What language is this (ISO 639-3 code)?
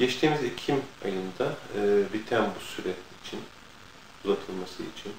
tur